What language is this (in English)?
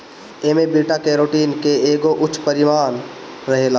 Bhojpuri